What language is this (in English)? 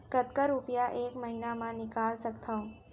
Chhattisgarhi